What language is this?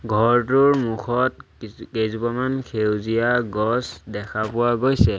Assamese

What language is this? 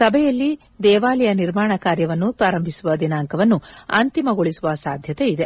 Kannada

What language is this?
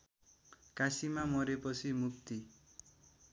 Nepali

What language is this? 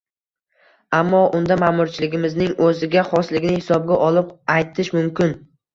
Uzbek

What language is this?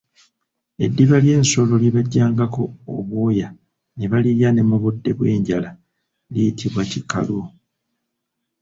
Ganda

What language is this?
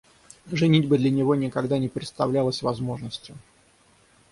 Russian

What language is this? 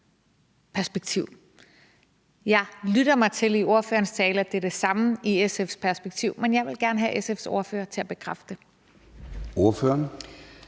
Danish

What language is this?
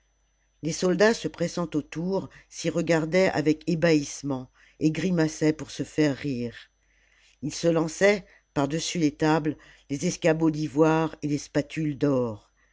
French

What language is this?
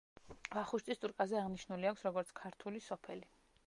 Georgian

